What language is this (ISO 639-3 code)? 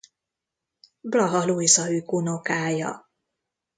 hun